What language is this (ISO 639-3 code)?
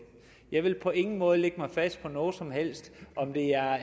dan